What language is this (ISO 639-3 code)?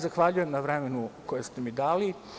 srp